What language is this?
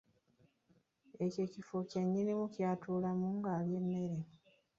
Ganda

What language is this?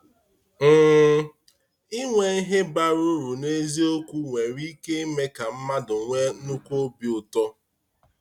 Igbo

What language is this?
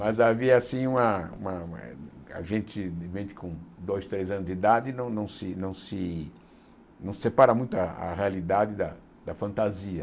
Portuguese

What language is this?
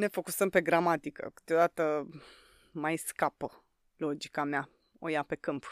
Romanian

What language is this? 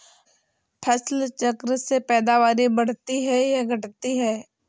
Hindi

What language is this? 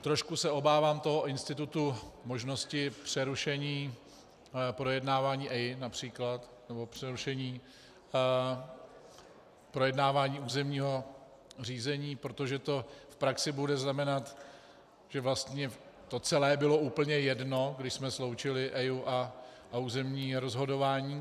Czech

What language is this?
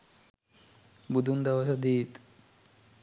Sinhala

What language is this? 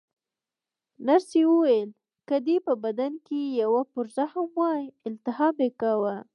Pashto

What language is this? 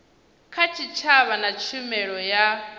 Venda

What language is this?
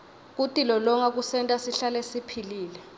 Swati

